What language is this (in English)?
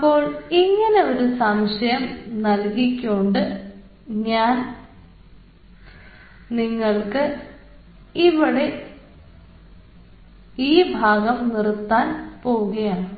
Malayalam